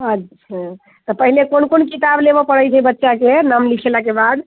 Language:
Maithili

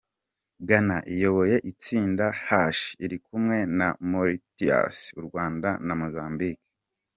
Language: Kinyarwanda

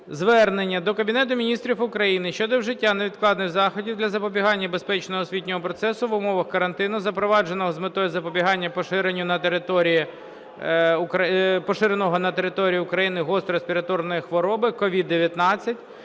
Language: Ukrainian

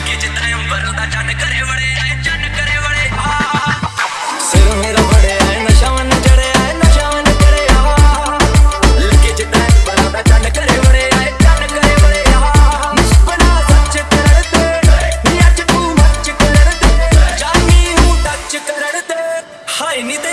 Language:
Hindi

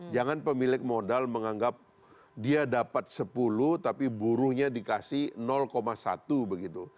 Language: Indonesian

